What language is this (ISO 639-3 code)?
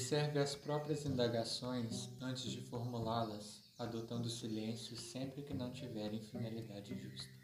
por